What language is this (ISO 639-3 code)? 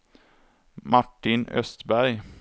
swe